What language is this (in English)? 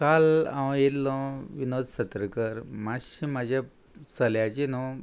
Konkani